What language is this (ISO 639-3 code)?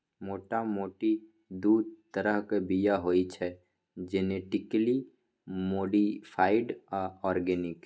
mai